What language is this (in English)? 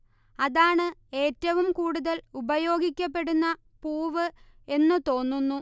Malayalam